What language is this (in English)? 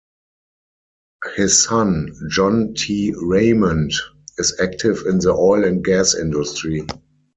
English